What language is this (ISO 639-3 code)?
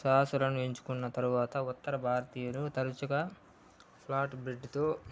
tel